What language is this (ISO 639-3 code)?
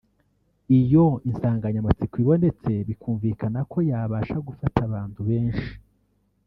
kin